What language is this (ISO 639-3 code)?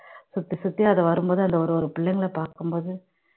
tam